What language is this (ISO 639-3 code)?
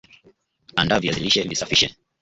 swa